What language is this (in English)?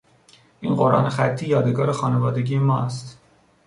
Persian